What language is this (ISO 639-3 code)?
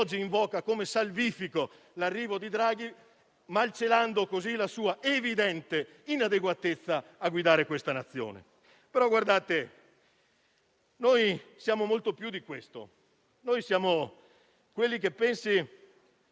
ita